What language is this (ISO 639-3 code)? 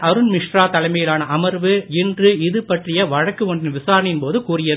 tam